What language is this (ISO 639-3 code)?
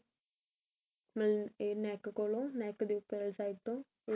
pan